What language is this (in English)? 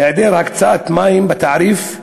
Hebrew